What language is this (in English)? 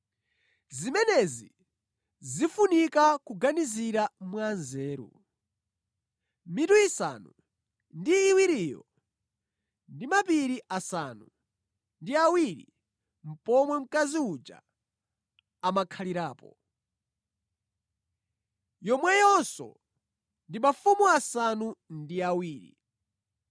Nyanja